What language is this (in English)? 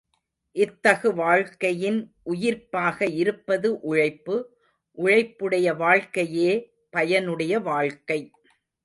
Tamil